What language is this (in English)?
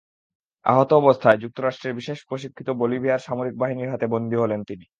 Bangla